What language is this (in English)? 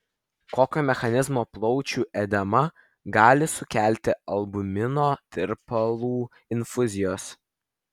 Lithuanian